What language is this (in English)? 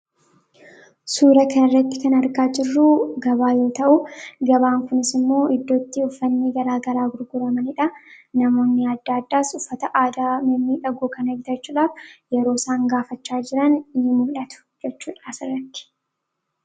Oromo